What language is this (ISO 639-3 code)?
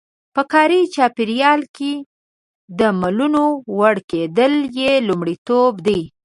pus